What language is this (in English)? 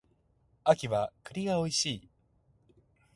Japanese